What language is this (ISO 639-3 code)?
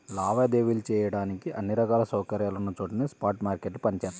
tel